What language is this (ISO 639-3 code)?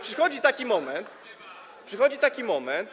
pol